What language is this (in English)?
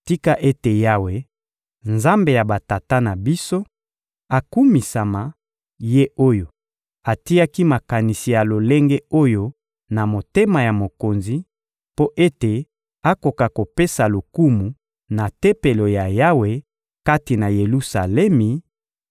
Lingala